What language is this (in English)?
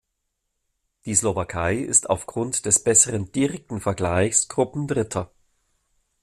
German